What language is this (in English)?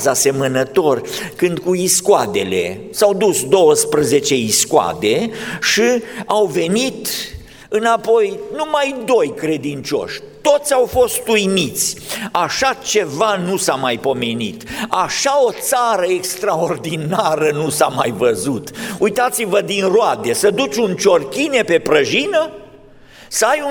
Romanian